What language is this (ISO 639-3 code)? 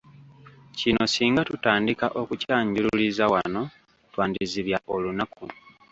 lug